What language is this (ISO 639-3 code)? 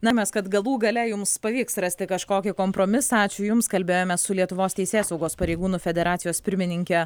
lit